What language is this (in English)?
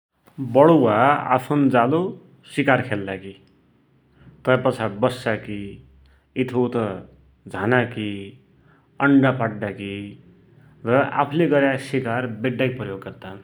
Dotyali